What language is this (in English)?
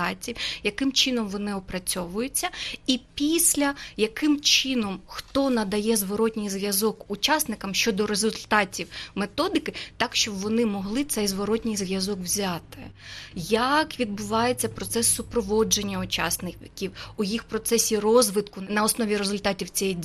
Ukrainian